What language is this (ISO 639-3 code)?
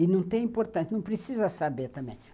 por